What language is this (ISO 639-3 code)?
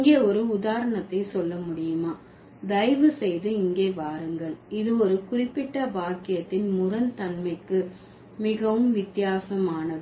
tam